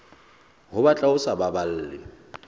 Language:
Southern Sotho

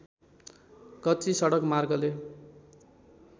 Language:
Nepali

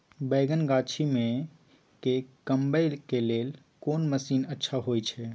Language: Maithili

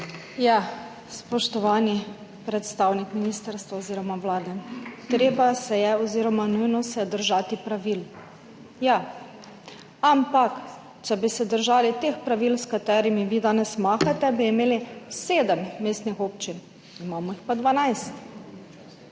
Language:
Slovenian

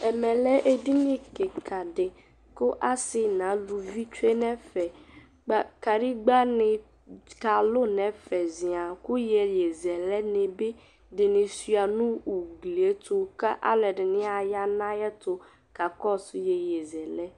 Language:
Ikposo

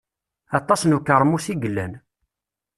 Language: Kabyle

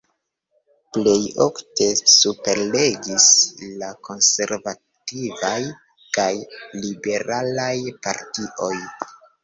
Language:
Esperanto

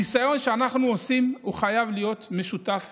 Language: Hebrew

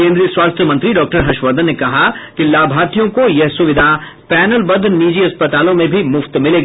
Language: Hindi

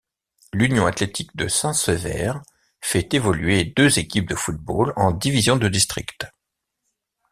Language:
French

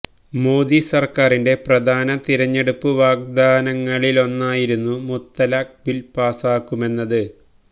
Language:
Malayalam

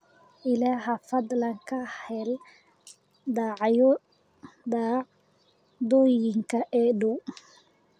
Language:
Somali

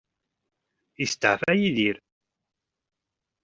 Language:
Kabyle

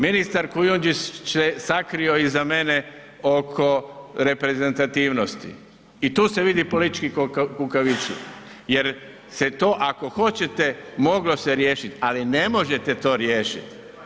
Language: Croatian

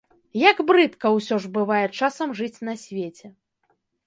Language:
Belarusian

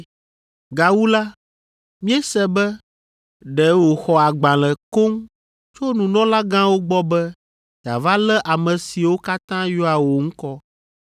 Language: Ewe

